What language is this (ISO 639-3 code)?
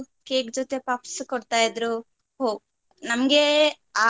kan